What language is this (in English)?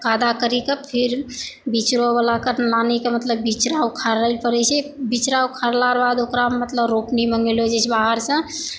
Maithili